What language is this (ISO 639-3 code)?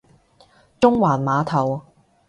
yue